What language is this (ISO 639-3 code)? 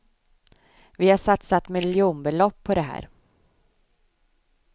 swe